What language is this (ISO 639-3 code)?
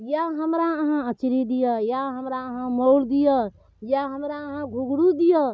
mai